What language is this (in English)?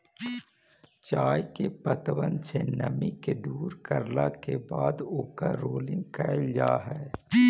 Magahi